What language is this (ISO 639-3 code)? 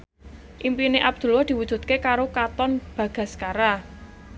jav